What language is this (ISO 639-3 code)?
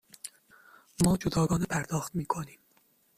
fas